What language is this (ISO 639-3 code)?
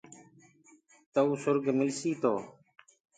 ggg